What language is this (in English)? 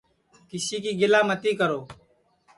Sansi